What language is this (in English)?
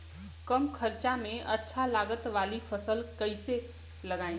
Bhojpuri